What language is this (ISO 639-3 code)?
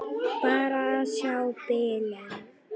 isl